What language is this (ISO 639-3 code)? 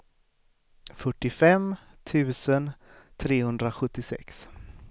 swe